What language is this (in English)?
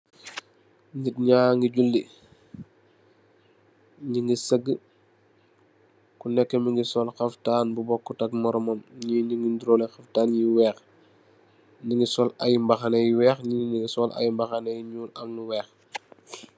Wolof